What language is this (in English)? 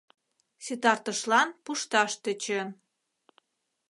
Mari